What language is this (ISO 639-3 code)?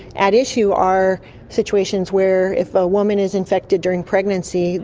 eng